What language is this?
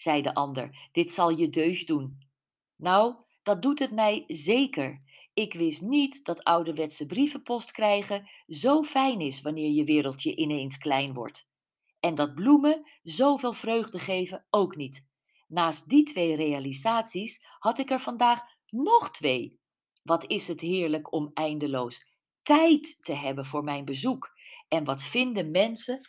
Dutch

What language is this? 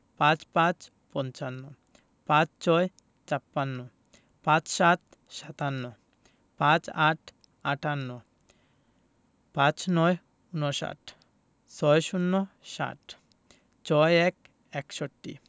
Bangla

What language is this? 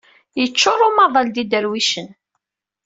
Kabyle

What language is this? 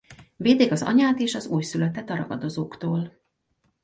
Hungarian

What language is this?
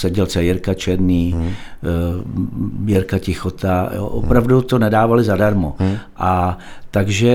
Czech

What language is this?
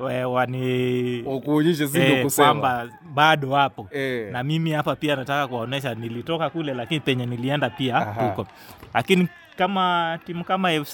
Swahili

